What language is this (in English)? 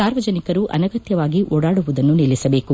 Kannada